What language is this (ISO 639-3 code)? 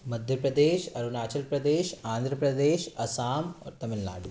hin